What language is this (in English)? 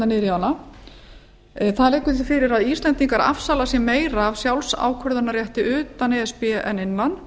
Icelandic